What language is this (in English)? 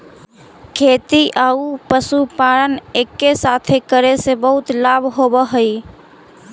Magahi